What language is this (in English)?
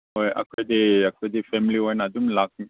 Manipuri